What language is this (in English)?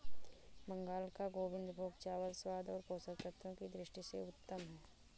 Hindi